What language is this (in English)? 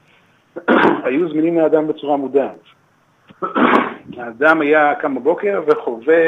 Hebrew